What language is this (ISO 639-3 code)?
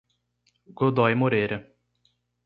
por